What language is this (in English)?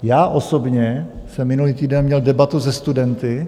Czech